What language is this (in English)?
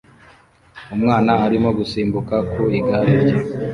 Kinyarwanda